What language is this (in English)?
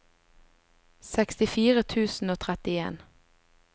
Norwegian